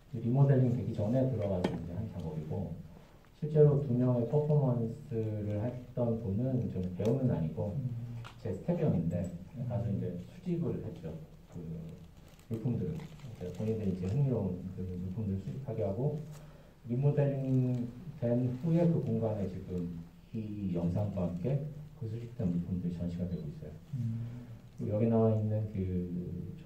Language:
Korean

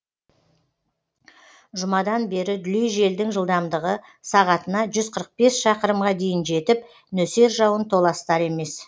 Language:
Kazakh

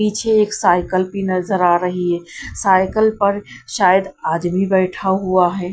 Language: Hindi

